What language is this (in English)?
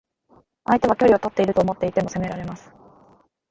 Japanese